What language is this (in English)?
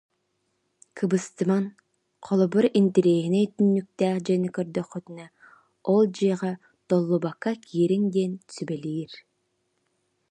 Yakut